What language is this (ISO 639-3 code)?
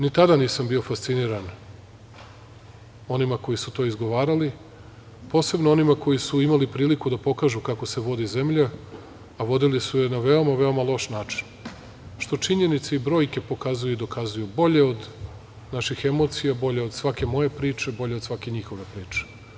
srp